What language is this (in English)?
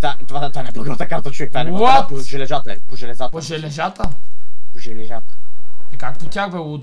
Bulgarian